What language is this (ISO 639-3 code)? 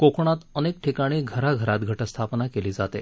mar